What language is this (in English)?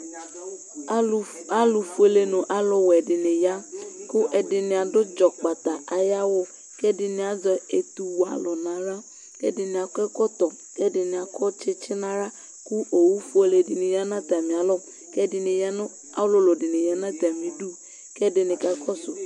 Ikposo